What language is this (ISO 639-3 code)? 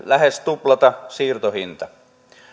fin